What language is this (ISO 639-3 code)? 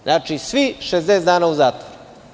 srp